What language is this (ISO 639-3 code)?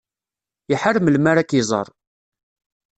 kab